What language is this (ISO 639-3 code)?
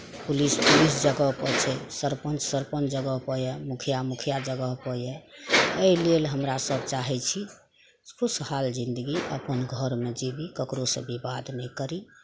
mai